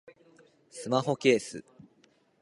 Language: Japanese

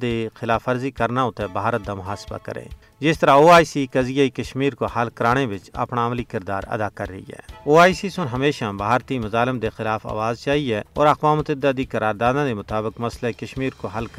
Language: Urdu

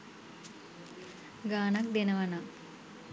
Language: Sinhala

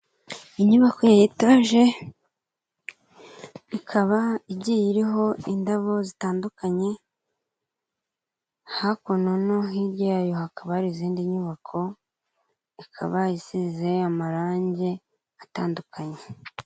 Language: Kinyarwanda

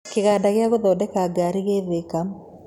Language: Kikuyu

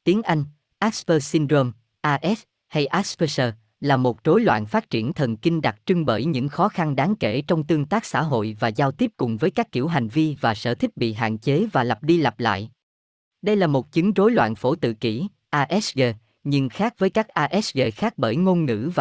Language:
Vietnamese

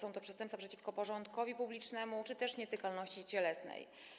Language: Polish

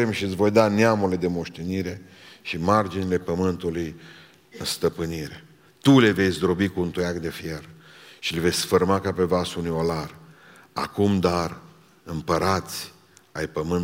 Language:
Romanian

